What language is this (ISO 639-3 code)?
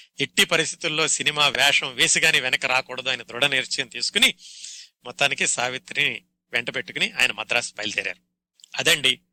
tel